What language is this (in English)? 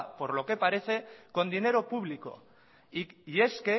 Spanish